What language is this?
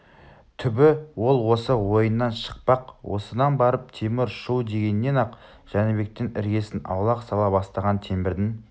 Kazakh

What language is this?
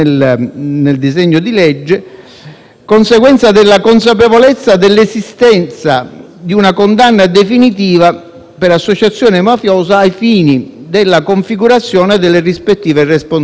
Italian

